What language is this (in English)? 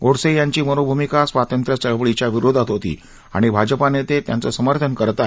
Marathi